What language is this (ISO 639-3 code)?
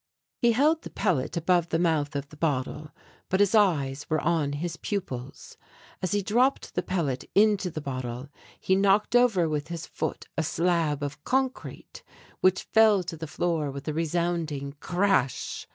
eng